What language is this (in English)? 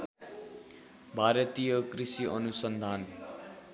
Nepali